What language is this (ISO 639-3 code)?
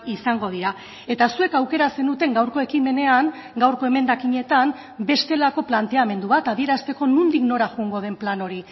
eus